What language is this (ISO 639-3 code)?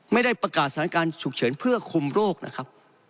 tha